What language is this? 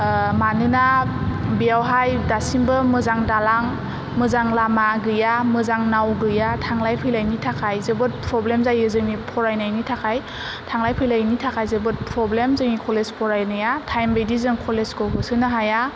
Bodo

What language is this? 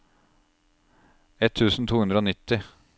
Norwegian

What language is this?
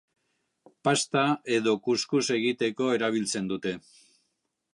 Basque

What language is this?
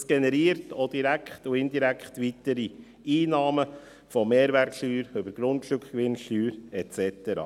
Swiss German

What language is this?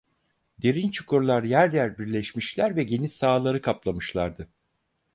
Turkish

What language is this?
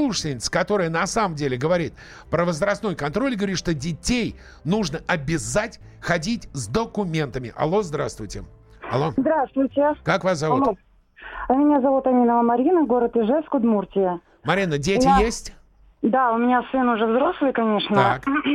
Russian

